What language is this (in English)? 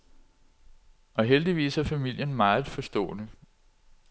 Danish